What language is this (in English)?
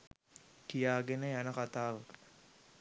Sinhala